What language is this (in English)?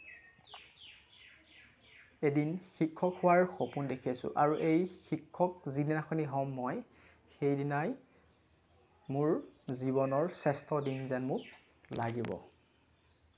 Assamese